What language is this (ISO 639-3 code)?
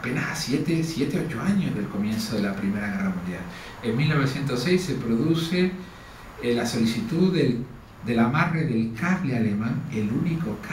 spa